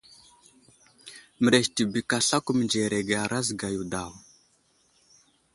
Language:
Wuzlam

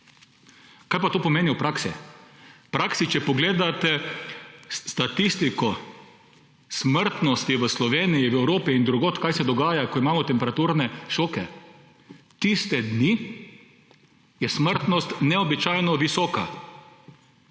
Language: Slovenian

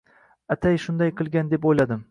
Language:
Uzbek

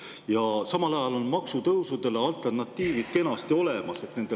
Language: Estonian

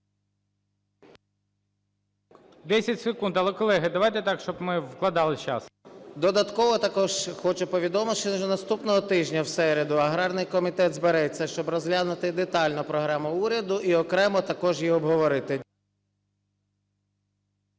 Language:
Ukrainian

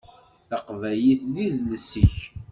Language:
Kabyle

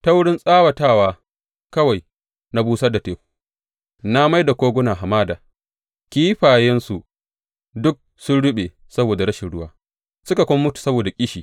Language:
Hausa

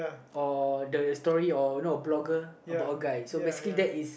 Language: English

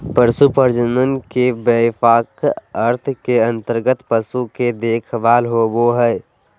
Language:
Magahi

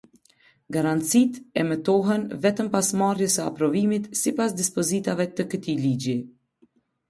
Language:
Albanian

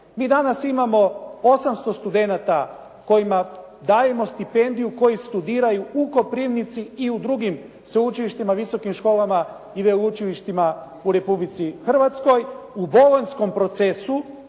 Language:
Croatian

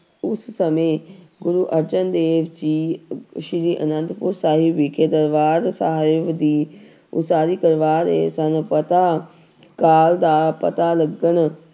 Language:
Punjabi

